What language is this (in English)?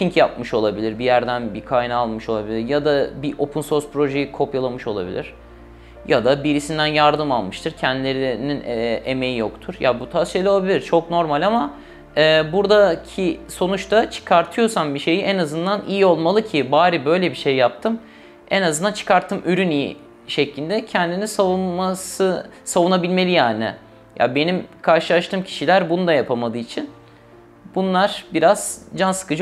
Turkish